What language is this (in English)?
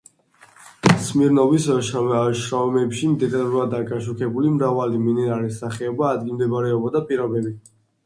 Georgian